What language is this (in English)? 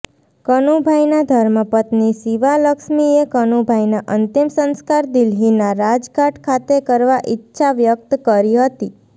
Gujarati